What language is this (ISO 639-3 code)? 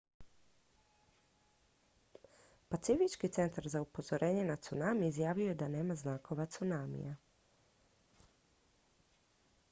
hrv